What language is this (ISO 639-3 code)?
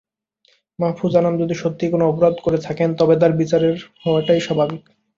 ben